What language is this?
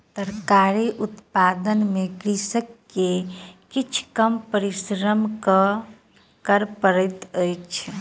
Maithili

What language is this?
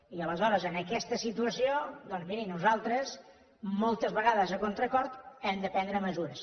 Catalan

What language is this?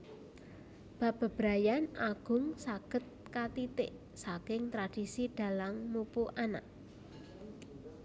Javanese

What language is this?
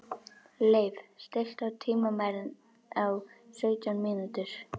Icelandic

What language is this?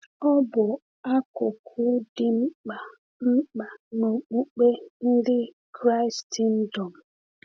Igbo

